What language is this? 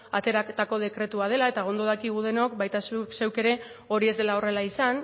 Basque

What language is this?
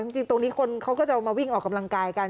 Thai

